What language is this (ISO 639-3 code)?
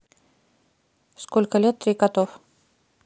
rus